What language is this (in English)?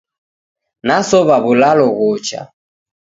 Taita